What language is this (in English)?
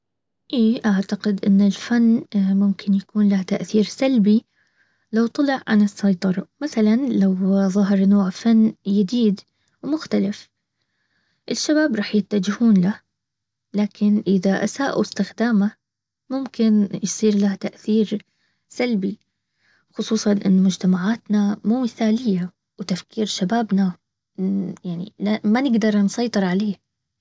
Baharna Arabic